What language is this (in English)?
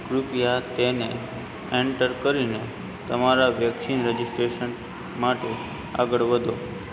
Gujarati